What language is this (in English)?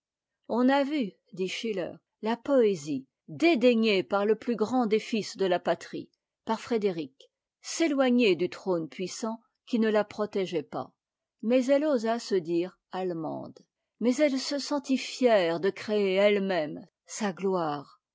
French